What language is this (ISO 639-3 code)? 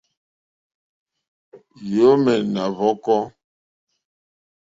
bri